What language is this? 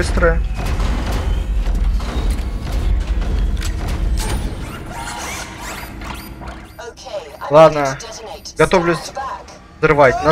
Russian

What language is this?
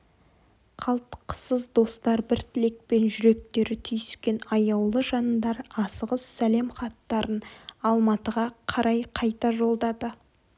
Kazakh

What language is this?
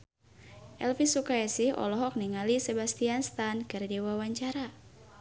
Sundanese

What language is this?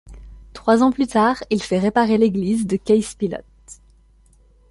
French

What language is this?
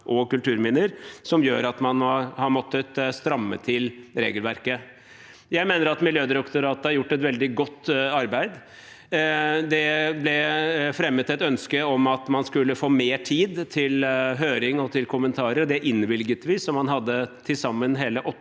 Norwegian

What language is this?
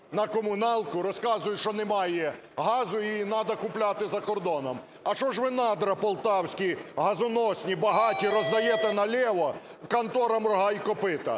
Ukrainian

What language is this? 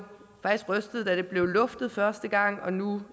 Danish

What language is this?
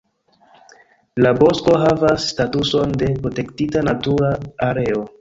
Esperanto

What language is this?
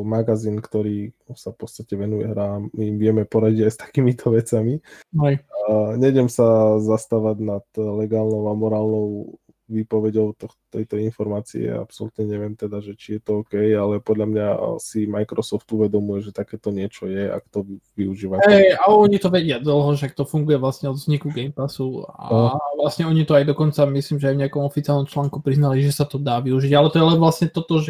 Slovak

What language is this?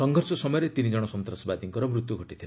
Odia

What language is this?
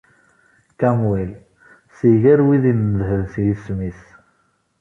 Kabyle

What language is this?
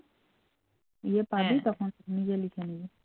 Bangla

